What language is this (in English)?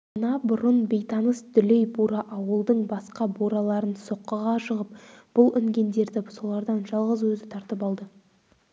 Kazakh